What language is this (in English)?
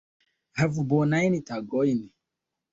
Esperanto